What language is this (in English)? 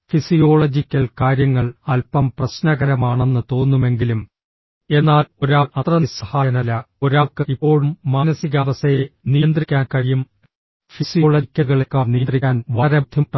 Malayalam